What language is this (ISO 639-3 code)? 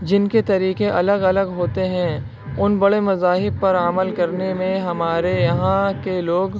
urd